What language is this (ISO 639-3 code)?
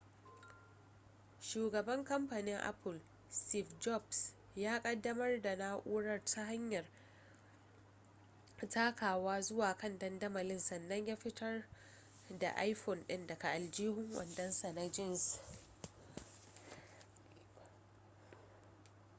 hau